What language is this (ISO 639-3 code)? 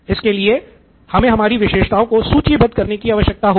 hin